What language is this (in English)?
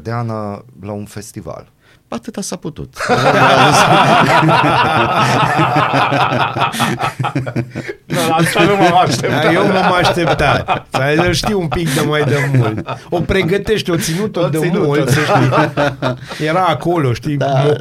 Romanian